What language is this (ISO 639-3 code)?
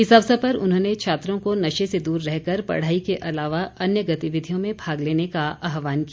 hin